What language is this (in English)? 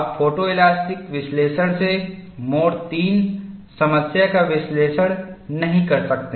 Hindi